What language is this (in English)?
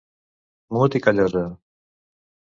Catalan